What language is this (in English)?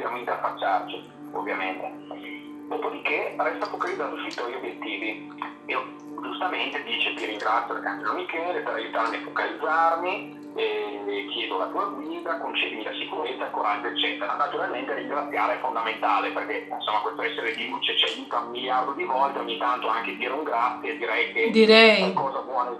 Italian